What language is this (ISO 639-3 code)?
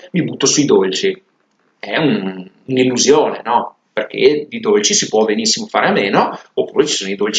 ita